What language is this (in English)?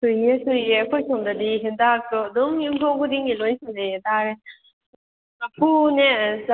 Manipuri